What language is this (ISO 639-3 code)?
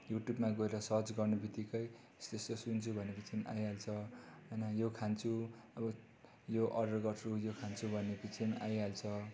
nep